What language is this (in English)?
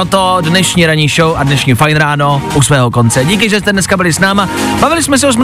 Czech